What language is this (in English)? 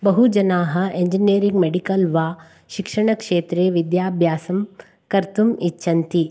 Sanskrit